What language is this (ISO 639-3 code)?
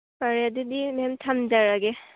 mni